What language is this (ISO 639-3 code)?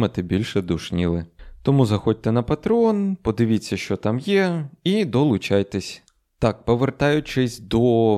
ukr